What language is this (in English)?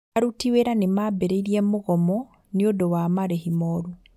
Kikuyu